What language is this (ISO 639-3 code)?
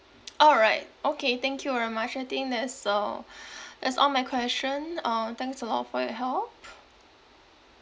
eng